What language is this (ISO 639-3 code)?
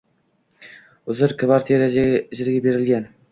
uzb